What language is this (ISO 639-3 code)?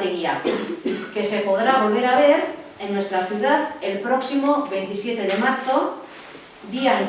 spa